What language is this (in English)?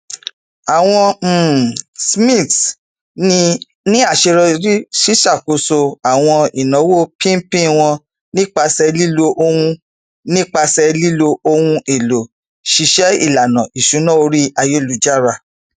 Yoruba